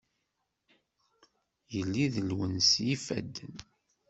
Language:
Kabyle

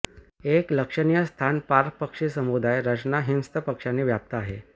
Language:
Marathi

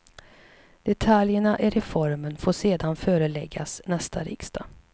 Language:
Swedish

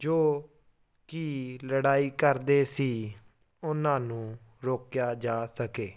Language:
Punjabi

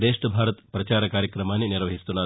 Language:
Telugu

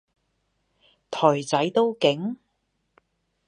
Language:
Cantonese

